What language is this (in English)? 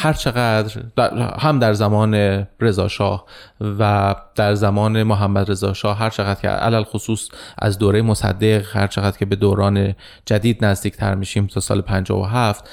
Persian